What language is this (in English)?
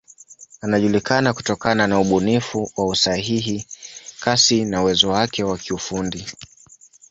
Swahili